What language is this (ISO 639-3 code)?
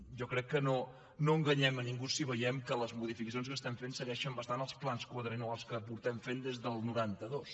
cat